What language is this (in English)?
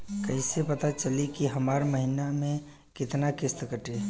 Bhojpuri